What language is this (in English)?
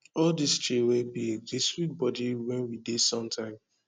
Nigerian Pidgin